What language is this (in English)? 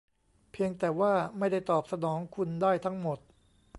Thai